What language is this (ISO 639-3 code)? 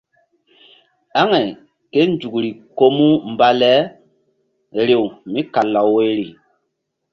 mdd